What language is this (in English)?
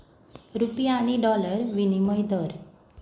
Konkani